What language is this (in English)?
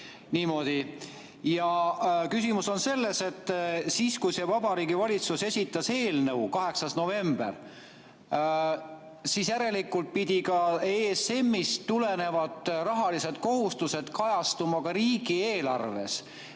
Estonian